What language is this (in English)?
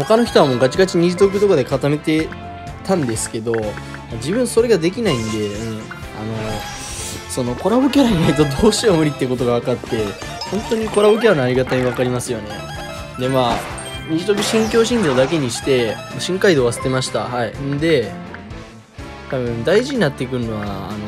Japanese